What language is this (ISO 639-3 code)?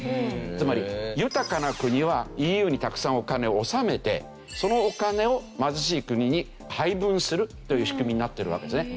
jpn